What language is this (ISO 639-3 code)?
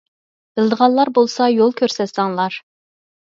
uig